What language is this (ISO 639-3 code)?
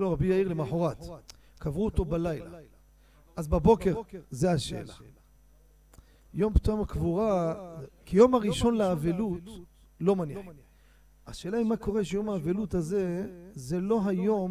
heb